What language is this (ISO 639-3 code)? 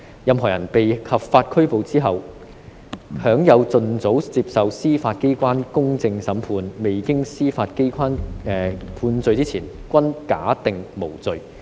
yue